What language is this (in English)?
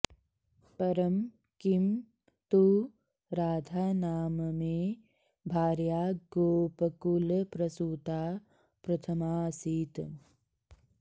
Sanskrit